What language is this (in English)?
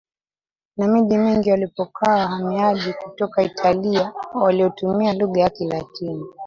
Swahili